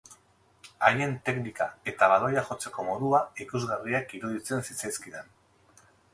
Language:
Basque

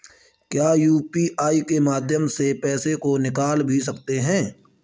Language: Hindi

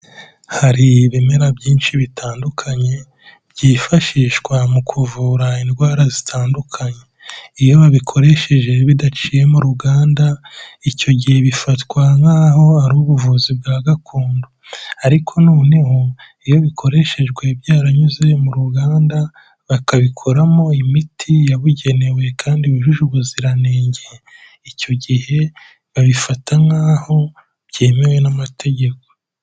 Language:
Kinyarwanda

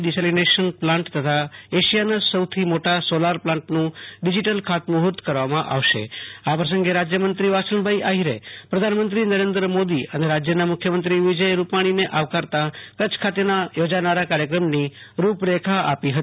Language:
Gujarati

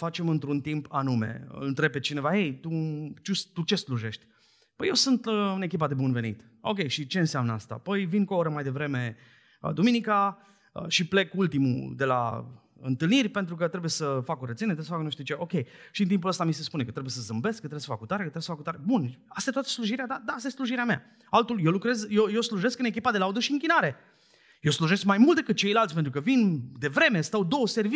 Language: Romanian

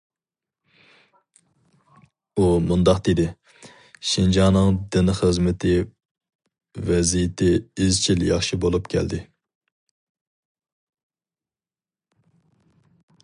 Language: Uyghur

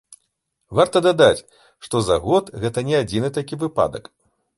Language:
Belarusian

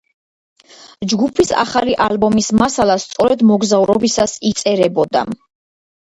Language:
Georgian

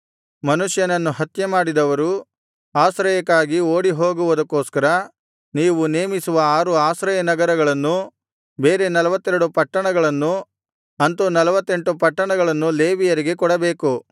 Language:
Kannada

